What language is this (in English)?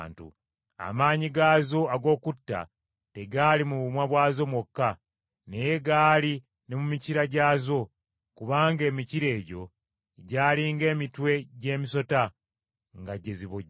Ganda